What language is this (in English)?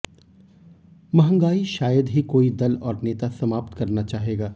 Hindi